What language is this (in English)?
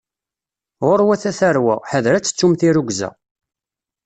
Kabyle